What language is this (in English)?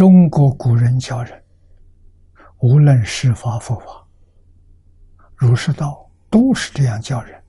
Chinese